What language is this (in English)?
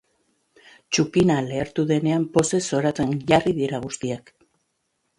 Basque